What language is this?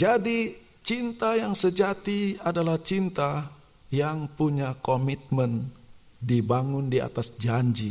Indonesian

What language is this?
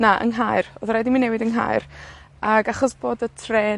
Welsh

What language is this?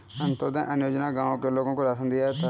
Hindi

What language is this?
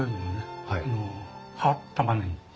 Japanese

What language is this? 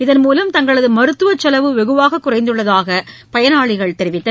Tamil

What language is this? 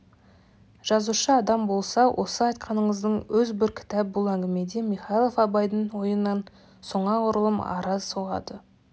Kazakh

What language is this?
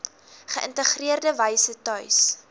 Afrikaans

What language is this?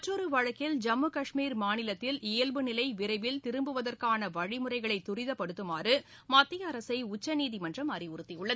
Tamil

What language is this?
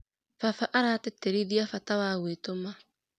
Kikuyu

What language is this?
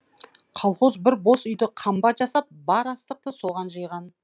Kazakh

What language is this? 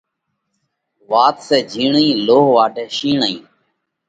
Parkari Koli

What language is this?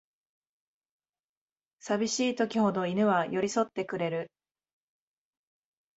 Japanese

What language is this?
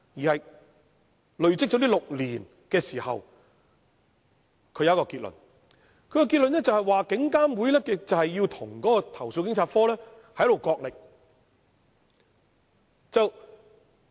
Cantonese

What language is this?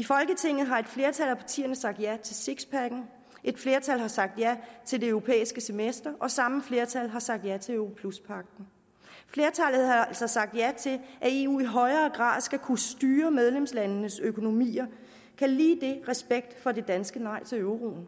Danish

